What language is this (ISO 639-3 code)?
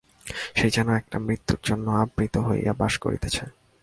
ben